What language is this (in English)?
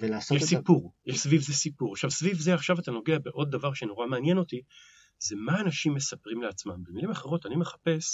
Hebrew